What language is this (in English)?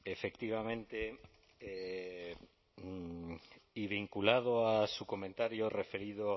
Spanish